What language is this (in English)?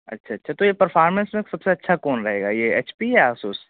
Urdu